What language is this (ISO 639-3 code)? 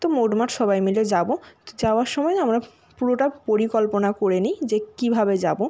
ben